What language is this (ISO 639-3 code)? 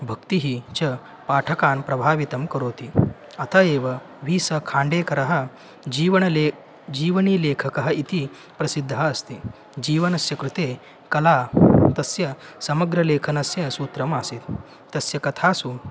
san